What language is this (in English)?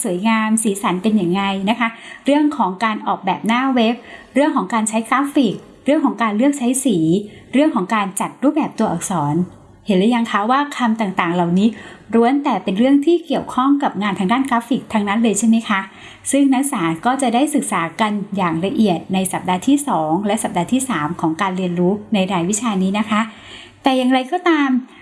Thai